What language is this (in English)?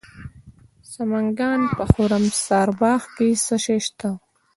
Pashto